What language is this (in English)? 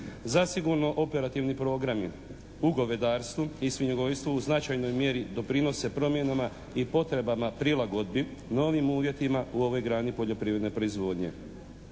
Croatian